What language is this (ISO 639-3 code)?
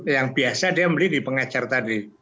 ind